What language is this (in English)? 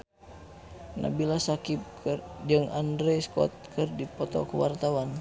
Sundanese